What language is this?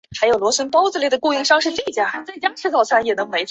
Chinese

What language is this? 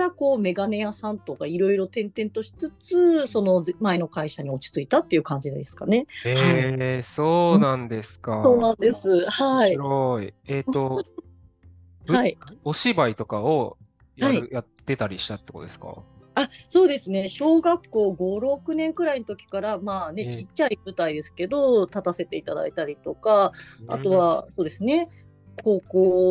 Japanese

